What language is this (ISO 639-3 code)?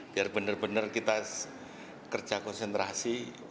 ind